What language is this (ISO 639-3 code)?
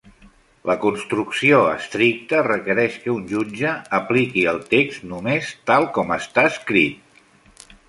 cat